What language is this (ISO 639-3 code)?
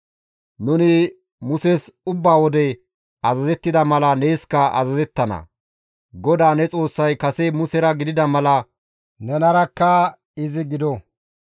gmv